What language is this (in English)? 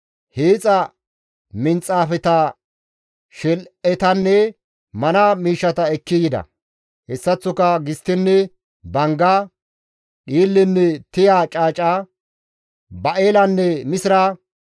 Gamo